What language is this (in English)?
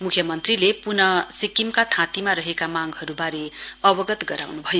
Nepali